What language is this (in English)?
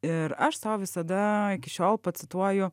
Lithuanian